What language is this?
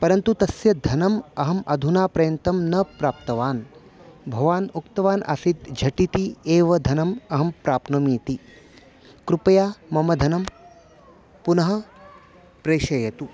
Sanskrit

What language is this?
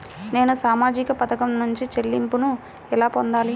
Telugu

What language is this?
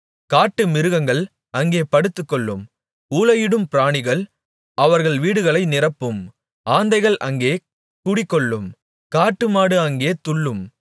Tamil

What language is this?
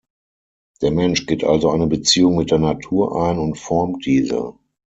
German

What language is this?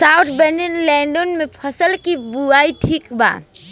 Bhojpuri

